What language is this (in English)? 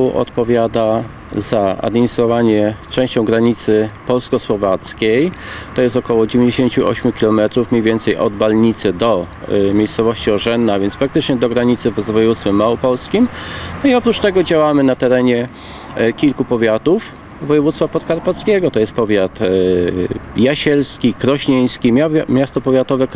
Polish